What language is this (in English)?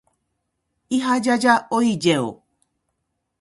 Japanese